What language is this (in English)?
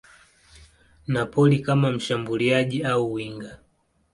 Swahili